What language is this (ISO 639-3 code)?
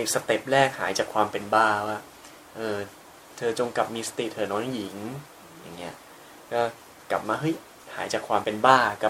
tha